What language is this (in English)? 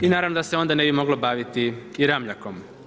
Croatian